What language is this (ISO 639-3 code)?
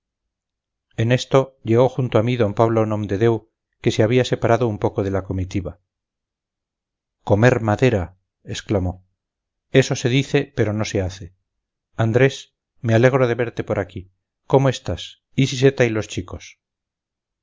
spa